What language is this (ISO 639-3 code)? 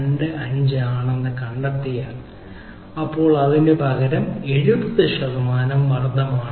mal